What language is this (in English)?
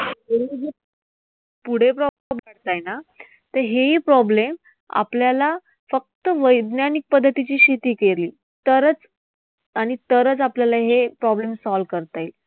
Marathi